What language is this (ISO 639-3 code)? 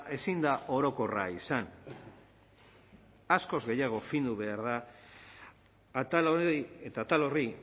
eus